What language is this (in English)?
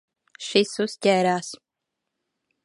Latvian